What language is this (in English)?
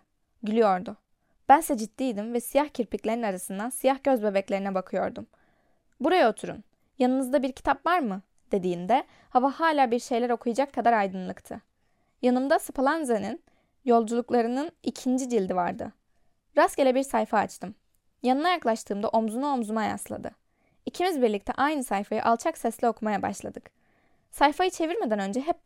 Turkish